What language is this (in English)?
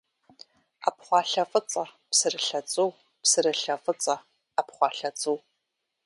Kabardian